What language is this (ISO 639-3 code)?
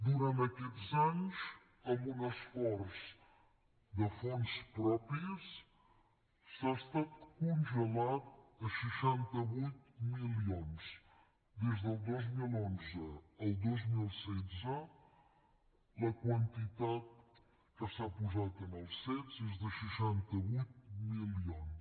cat